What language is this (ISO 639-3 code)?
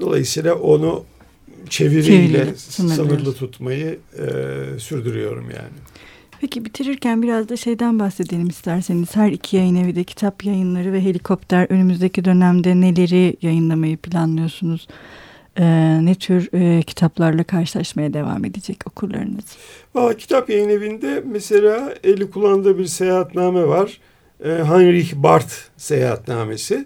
tur